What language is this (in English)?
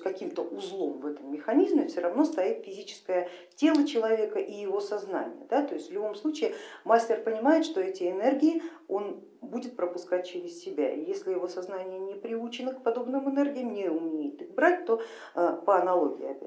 Russian